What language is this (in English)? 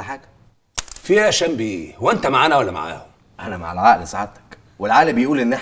Arabic